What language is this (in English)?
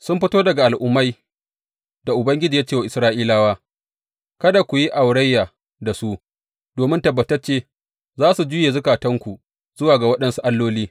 Hausa